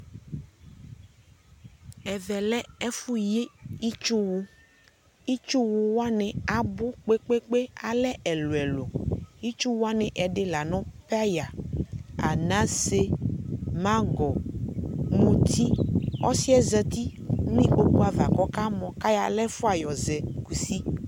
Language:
Ikposo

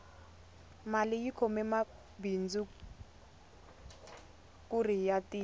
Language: Tsonga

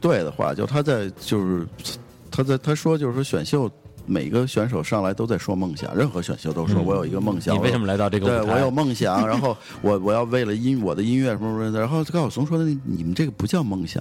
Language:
Chinese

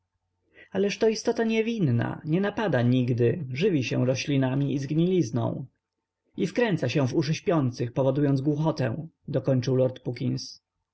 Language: Polish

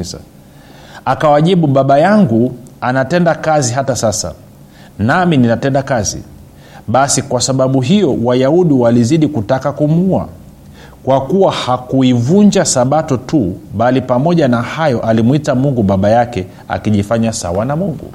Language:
Swahili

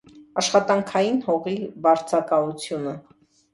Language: Armenian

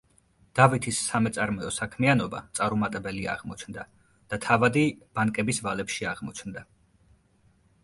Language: Georgian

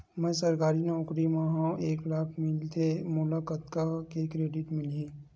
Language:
Chhattisgarhi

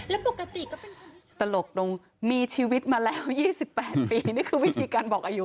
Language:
Thai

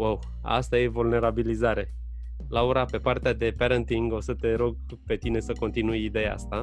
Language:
Romanian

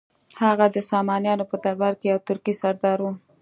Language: Pashto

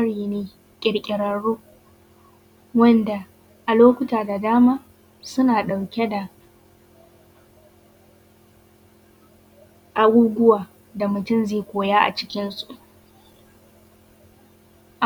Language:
Hausa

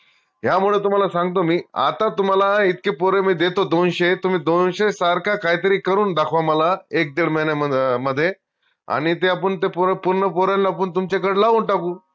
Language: Marathi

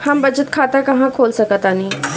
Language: Bhojpuri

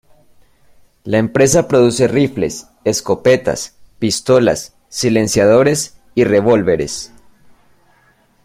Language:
Spanish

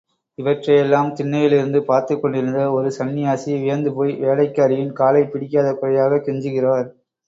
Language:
Tamil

